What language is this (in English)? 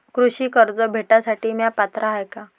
Marathi